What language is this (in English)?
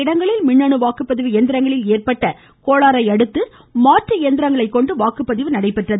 Tamil